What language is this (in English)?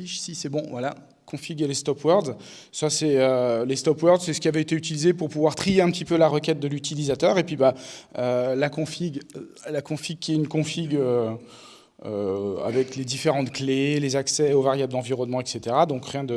French